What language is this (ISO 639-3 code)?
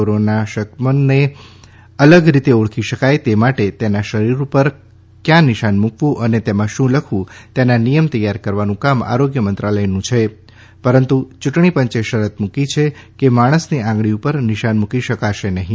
guj